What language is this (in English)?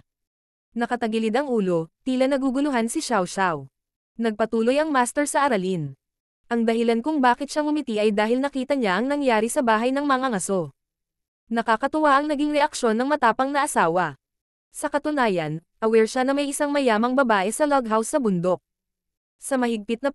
Filipino